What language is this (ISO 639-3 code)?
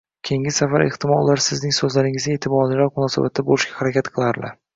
uzb